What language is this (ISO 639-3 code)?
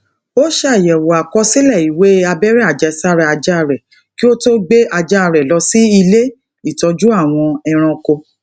yor